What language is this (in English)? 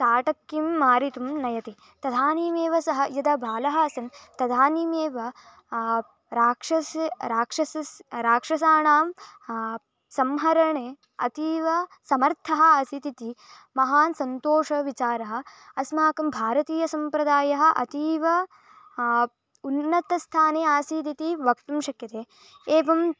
Sanskrit